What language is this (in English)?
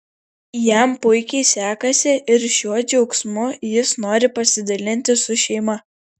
Lithuanian